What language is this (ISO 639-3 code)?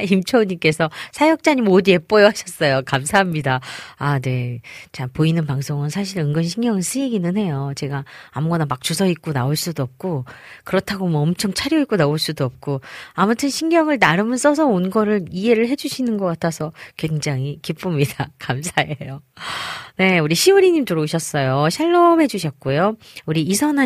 kor